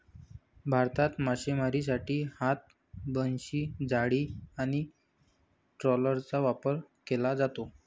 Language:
Marathi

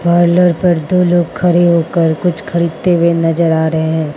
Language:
Hindi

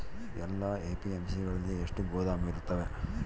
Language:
Kannada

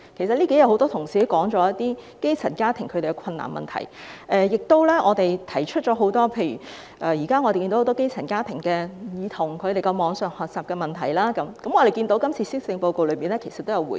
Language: Cantonese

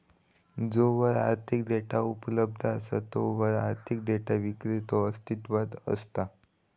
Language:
Marathi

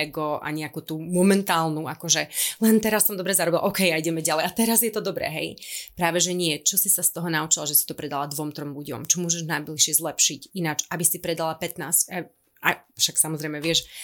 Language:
Slovak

